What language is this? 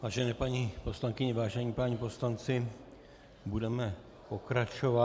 Czech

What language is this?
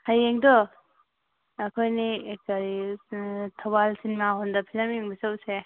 Manipuri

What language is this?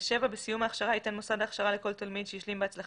Hebrew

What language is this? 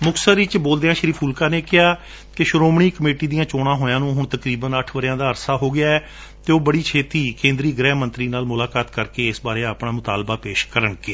Punjabi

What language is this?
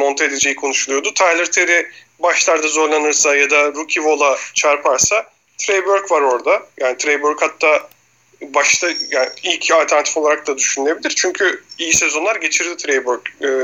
Turkish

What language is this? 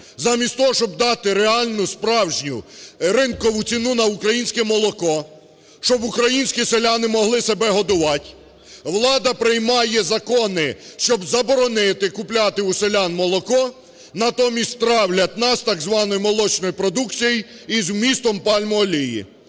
Ukrainian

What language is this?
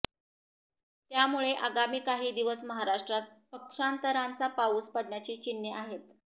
Marathi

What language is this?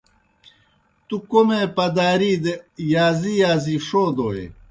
Kohistani Shina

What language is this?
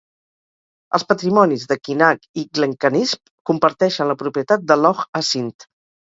Catalan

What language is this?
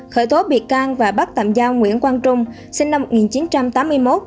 Vietnamese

